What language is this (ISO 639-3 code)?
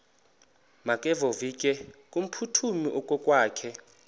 xho